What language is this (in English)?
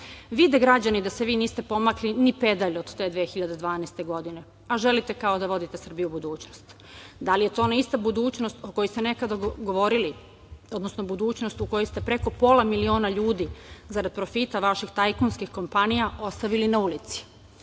Serbian